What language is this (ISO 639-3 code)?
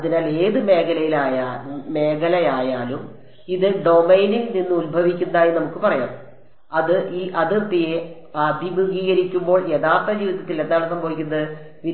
mal